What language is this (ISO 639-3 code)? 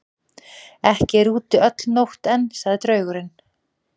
isl